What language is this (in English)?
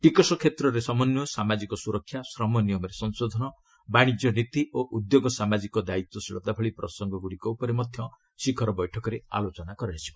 Odia